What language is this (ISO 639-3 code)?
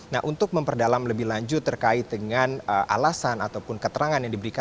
ind